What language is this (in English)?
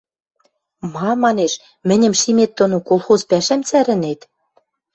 Western Mari